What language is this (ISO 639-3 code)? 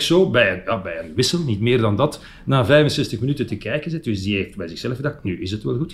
nld